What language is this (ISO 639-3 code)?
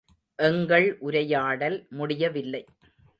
tam